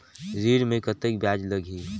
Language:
Chhattisgarhi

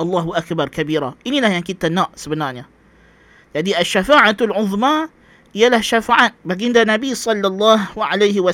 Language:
Malay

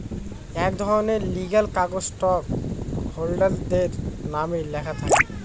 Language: Bangla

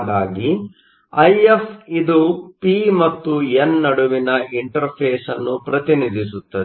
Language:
Kannada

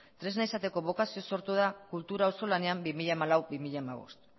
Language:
Basque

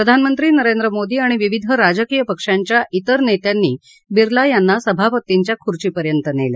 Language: Marathi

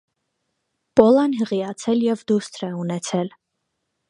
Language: Armenian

